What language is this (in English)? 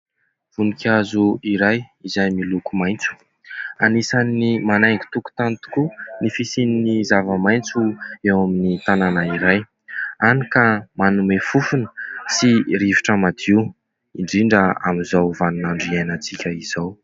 Malagasy